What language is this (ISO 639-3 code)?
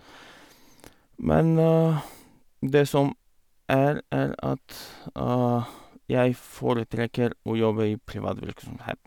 nor